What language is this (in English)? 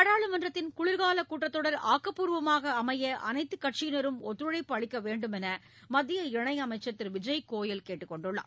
Tamil